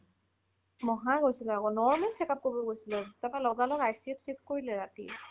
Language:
Assamese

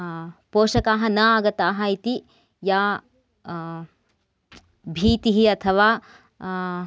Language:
Sanskrit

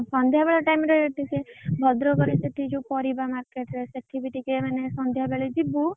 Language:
Odia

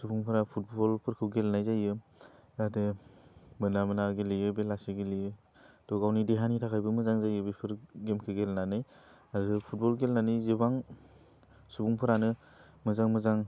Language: Bodo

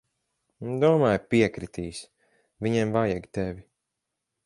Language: Latvian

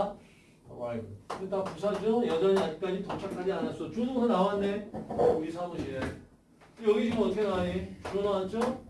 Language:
Korean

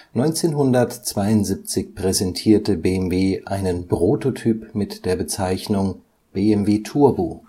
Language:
German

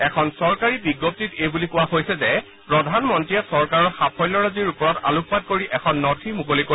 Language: Assamese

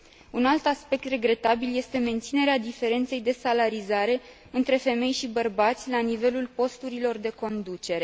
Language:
Romanian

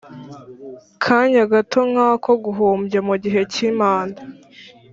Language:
Kinyarwanda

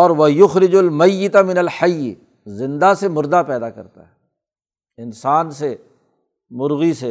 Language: Urdu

